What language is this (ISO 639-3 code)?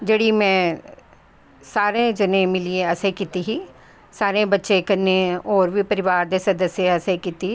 doi